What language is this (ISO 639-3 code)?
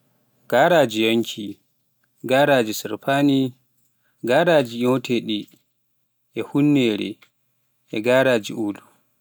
fuf